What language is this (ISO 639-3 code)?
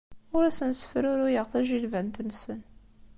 kab